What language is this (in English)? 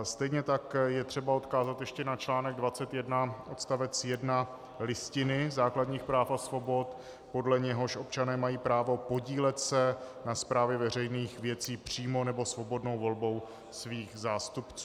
Czech